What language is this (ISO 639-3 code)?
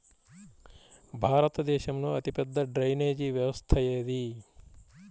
tel